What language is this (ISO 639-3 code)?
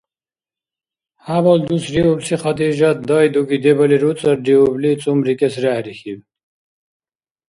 dar